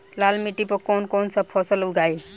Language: Bhojpuri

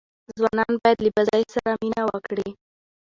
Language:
Pashto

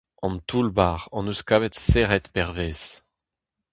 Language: Breton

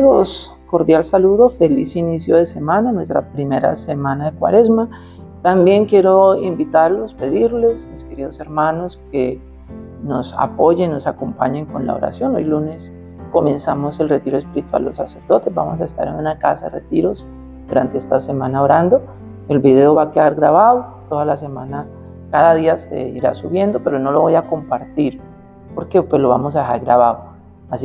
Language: Spanish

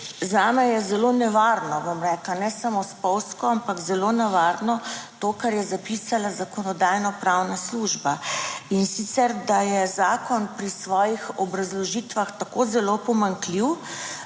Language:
Slovenian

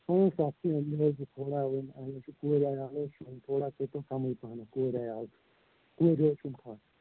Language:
Kashmiri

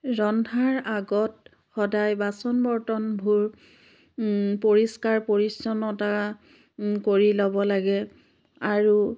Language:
Assamese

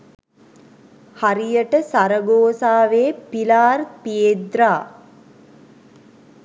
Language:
Sinhala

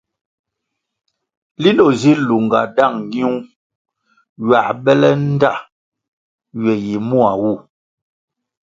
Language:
Kwasio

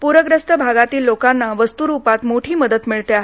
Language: Marathi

